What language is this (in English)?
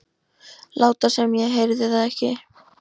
Icelandic